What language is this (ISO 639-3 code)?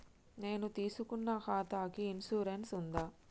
tel